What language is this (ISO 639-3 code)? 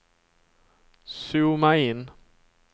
swe